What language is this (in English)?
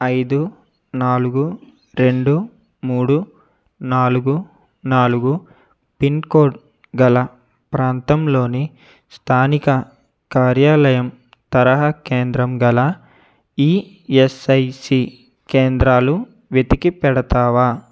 Telugu